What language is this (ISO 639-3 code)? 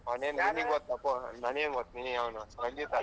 kan